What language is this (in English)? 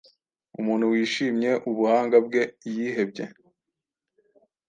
Kinyarwanda